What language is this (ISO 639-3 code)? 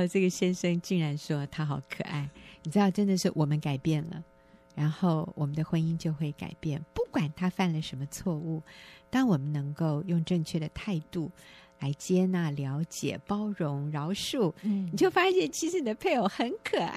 zho